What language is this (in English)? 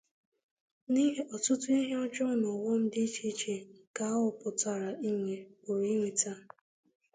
Igbo